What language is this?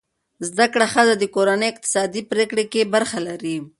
Pashto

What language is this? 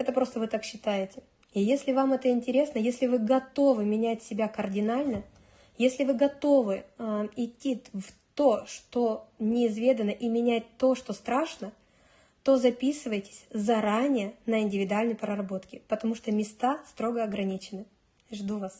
Russian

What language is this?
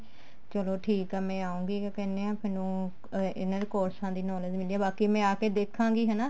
Punjabi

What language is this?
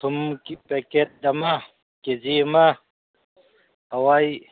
Manipuri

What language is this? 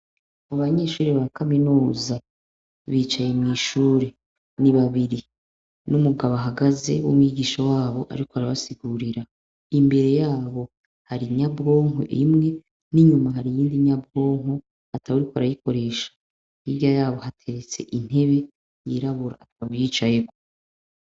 Rundi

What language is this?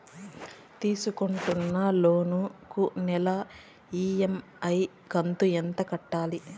Telugu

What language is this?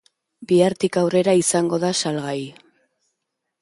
Basque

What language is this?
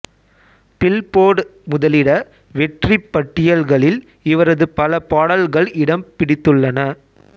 Tamil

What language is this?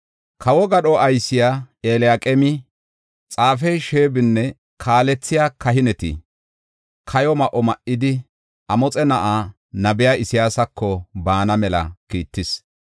Gofa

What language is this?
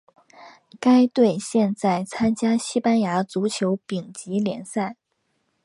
Chinese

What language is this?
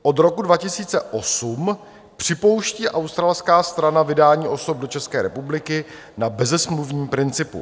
Czech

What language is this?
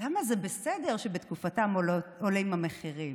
Hebrew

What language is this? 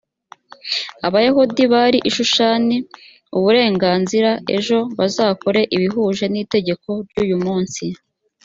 Kinyarwanda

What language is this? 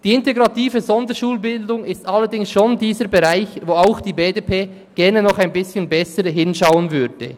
Swiss German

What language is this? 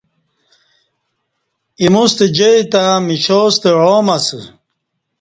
Kati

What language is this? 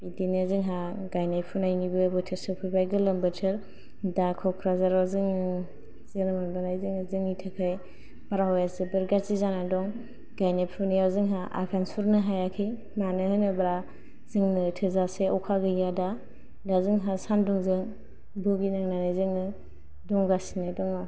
Bodo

